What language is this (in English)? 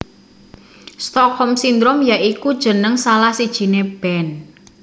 Javanese